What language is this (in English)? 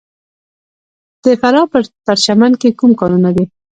Pashto